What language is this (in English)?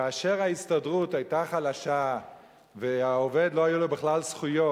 Hebrew